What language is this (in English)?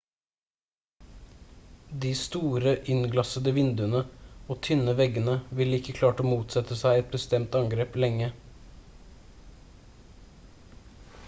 Norwegian Bokmål